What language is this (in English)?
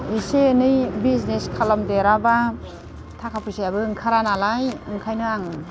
Bodo